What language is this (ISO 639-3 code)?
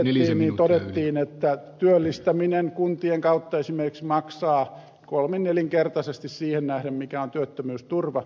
fin